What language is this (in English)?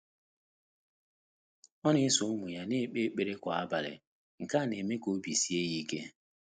Igbo